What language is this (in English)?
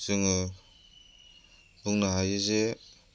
Bodo